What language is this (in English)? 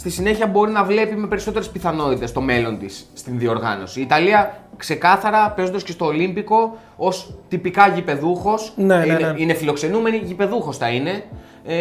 Greek